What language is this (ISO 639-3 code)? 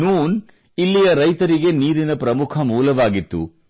kan